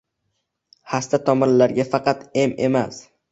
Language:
Uzbek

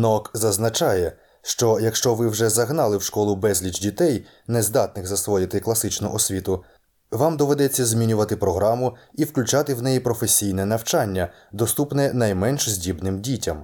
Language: Ukrainian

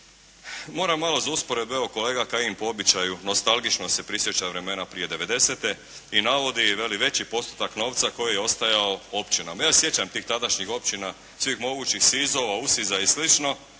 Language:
Croatian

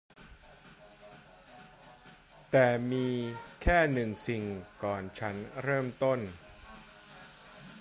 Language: Thai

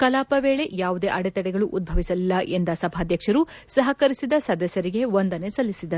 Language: Kannada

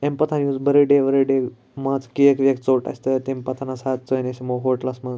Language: Kashmiri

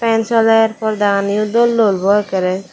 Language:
Chakma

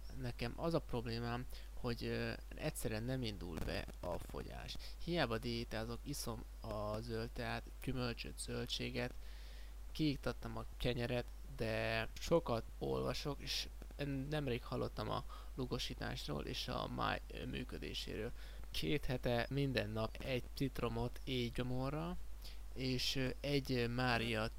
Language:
Hungarian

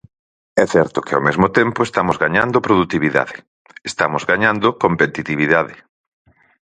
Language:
Galician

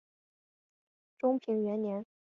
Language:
Chinese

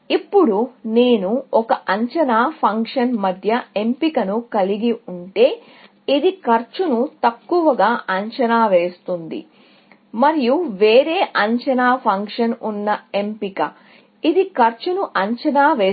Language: Telugu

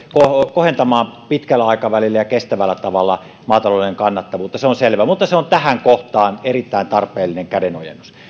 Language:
Finnish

